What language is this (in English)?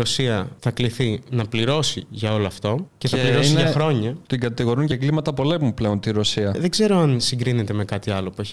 Greek